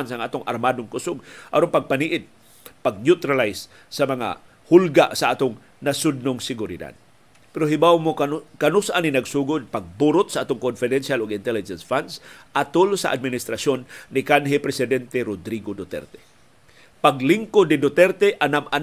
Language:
Filipino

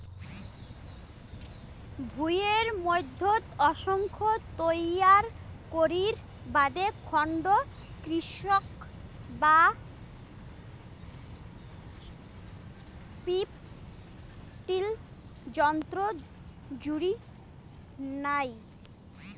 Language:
Bangla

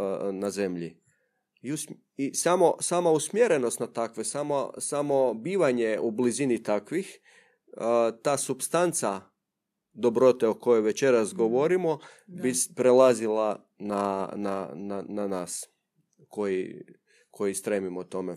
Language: Croatian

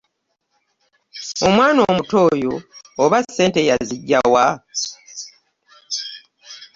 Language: Ganda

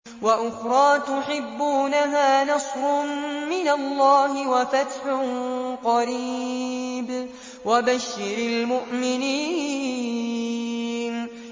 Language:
Arabic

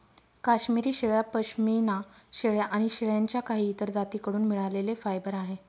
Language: Marathi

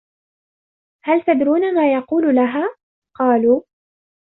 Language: Arabic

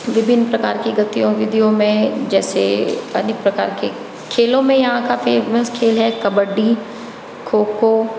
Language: Hindi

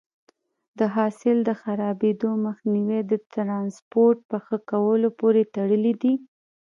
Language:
Pashto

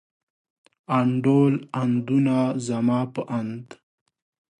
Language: Pashto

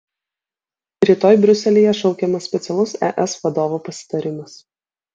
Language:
Lithuanian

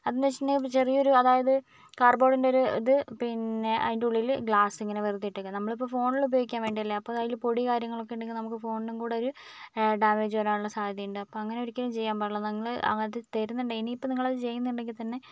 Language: Malayalam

